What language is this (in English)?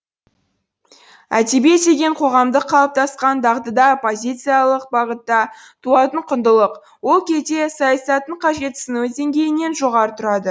Kazakh